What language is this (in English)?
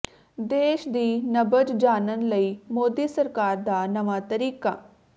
Punjabi